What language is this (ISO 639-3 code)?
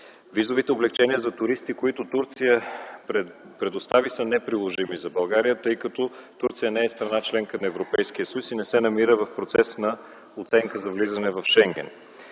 bul